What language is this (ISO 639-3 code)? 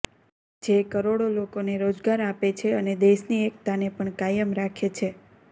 guj